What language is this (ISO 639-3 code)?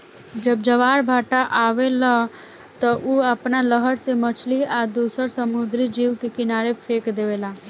bho